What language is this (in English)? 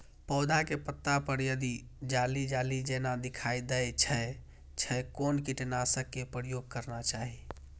Maithili